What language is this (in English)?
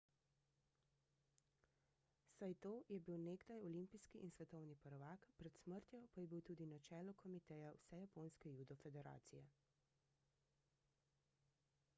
Slovenian